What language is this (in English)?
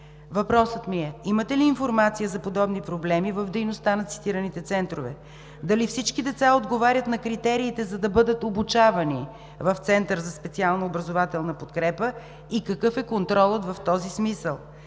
Bulgarian